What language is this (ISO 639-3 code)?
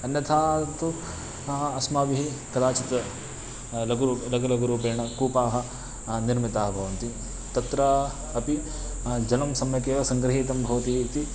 san